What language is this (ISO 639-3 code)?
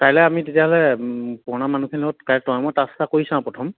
asm